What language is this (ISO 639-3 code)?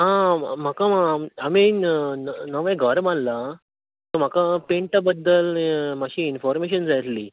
kok